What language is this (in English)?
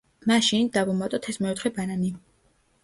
Georgian